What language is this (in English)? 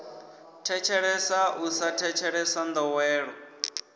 Venda